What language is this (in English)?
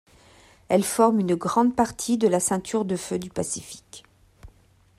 French